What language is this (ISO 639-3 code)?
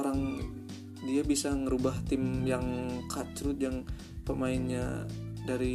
ind